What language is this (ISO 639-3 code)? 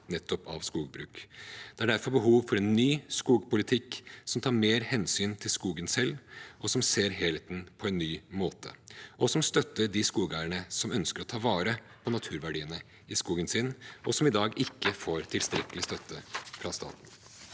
nor